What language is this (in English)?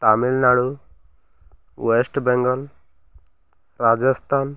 Odia